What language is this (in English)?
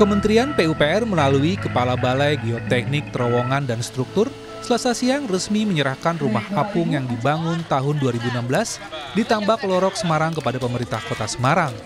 Indonesian